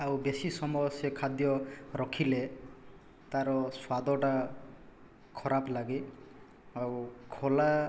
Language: Odia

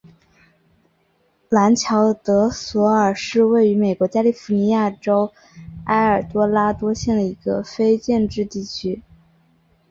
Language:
Chinese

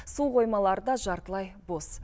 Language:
Kazakh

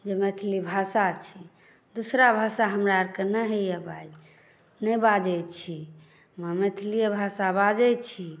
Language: Maithili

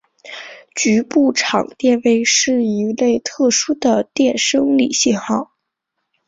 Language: Chinese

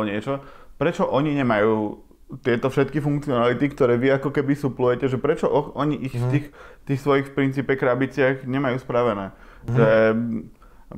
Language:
Slovak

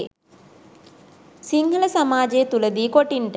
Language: Sinhala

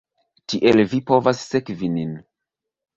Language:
Esperanto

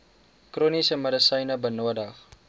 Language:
Afrikaans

